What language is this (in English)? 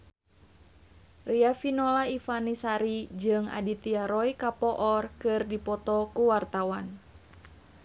Sundanese